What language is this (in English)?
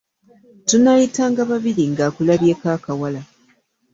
Ganda